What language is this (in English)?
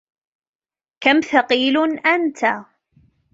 Arabic